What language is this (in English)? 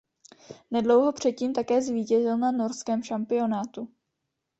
Czech